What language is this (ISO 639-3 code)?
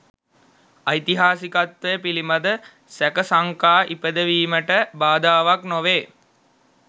sin